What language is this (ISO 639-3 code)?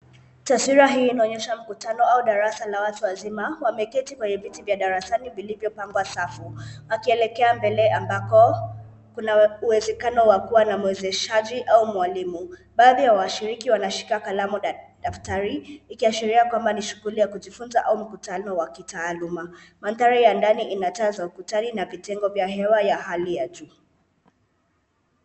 swa